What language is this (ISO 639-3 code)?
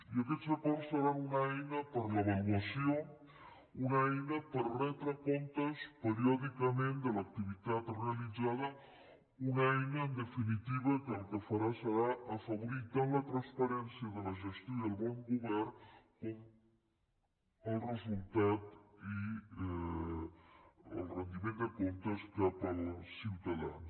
cat